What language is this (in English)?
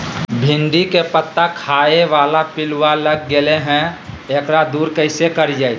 Magahi